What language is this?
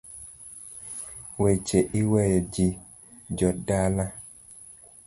Luo (Kenya and Tanzania)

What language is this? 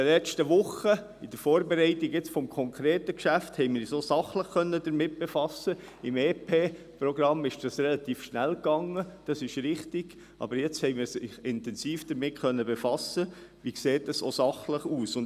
Swiss German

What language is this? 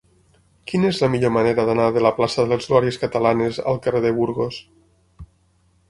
Catalan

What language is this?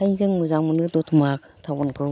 Bodo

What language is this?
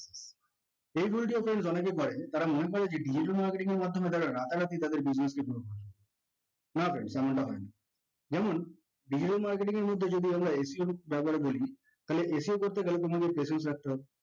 Bangla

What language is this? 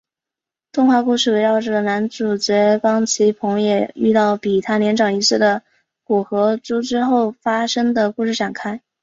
Chinese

